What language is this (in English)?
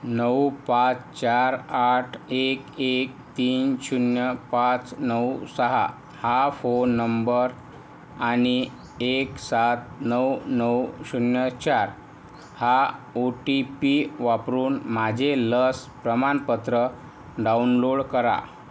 Marathi